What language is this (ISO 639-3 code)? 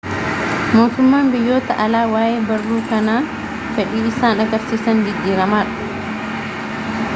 orm